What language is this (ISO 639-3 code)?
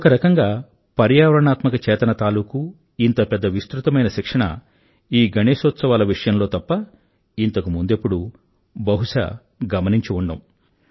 tel